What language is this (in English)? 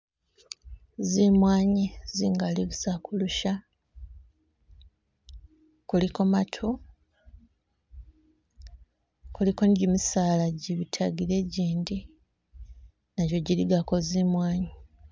Masaaba